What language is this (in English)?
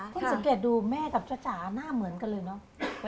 Thai